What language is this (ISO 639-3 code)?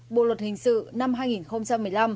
vie